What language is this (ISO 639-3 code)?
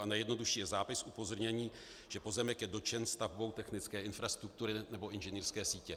ces